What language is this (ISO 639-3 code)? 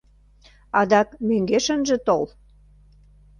chm